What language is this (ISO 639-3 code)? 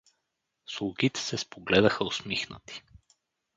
bul